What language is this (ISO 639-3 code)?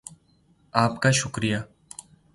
urd